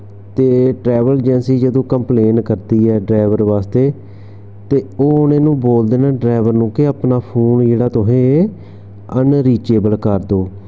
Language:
Dogri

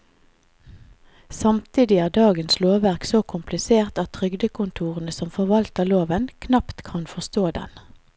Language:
Norwegian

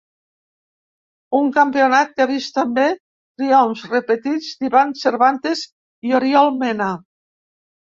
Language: Catalan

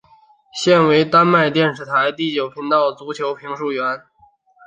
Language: Chinese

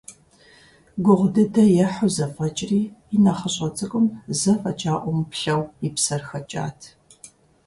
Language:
Kabardian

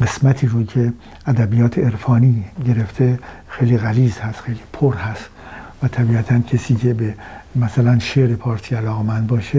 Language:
Persian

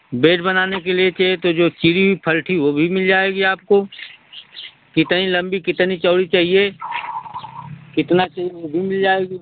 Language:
Hindi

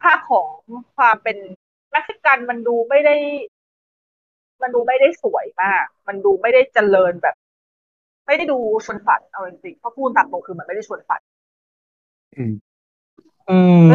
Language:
Thai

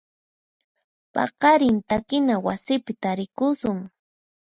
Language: Puno Quechua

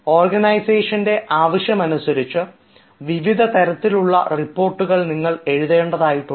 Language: Malayalam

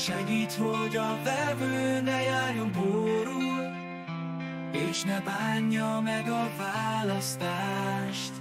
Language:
Hungarian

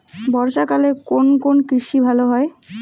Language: Bangla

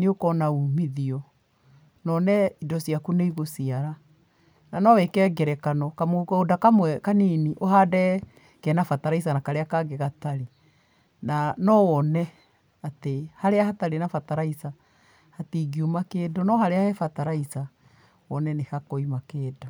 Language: Kikuyu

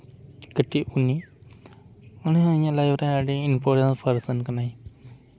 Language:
Santali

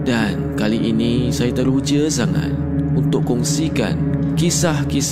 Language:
Malay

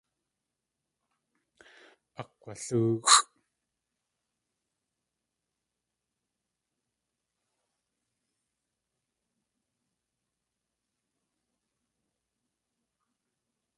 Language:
Tlingit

